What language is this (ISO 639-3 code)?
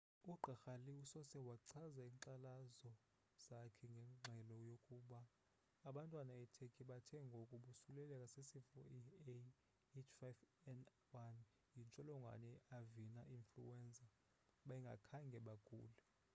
xho